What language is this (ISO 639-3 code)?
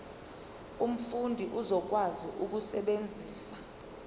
zul